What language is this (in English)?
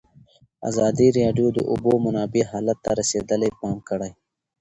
Pashto